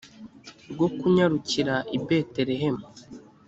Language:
Kinyarwanda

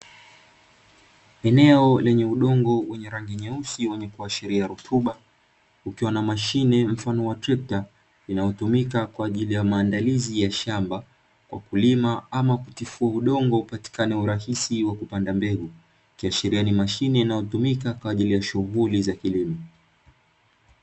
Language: Swahili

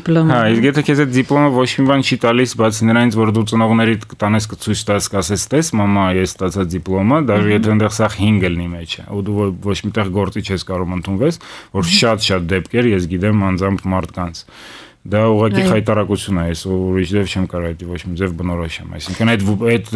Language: Romanian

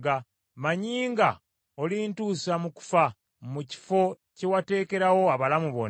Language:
Ganda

